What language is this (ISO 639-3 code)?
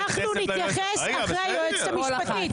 heb